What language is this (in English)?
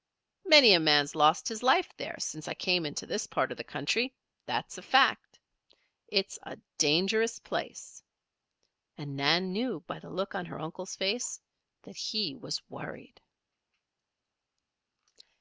English